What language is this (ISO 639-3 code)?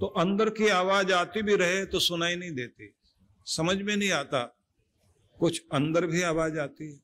hin